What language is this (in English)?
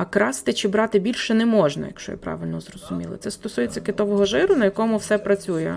Ukrainian